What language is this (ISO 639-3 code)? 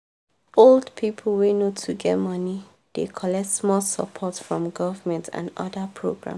pcm